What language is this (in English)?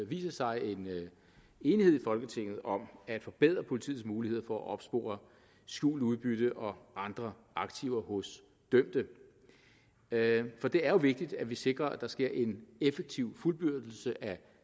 Danish